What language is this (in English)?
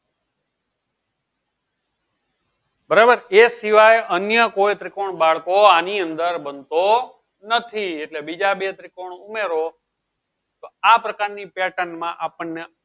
Gujarati